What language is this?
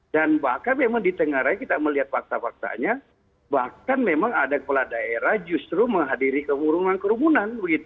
Indonesian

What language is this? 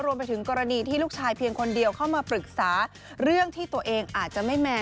Thai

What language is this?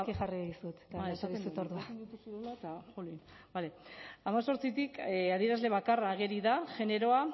Basque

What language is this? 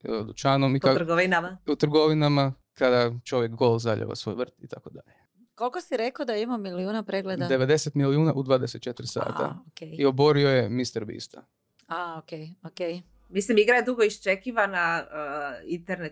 Croatian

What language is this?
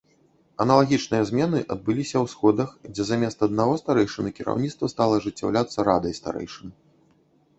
Belarusian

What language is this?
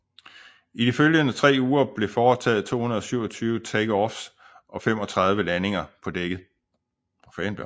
Danish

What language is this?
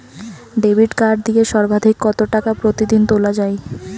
Bangla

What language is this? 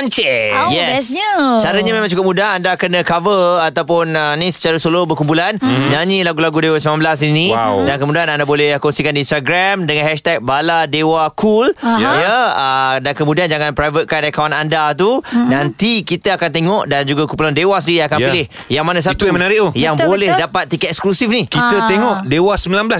Malay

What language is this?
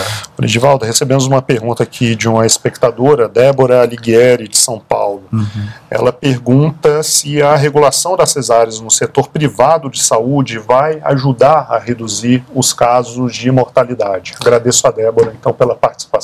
Portuguese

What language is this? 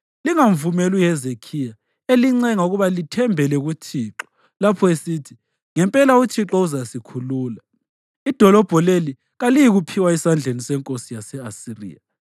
North Ndebele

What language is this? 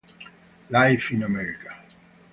Italian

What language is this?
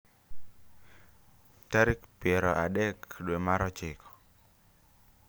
Luo (Kenya and Tanzania)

